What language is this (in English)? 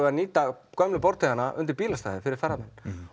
Icelandic